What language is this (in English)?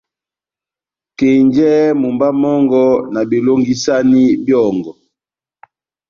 Batanga